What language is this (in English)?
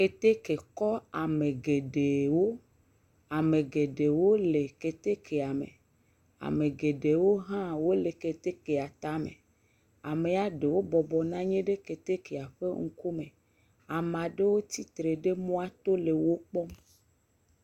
Ewe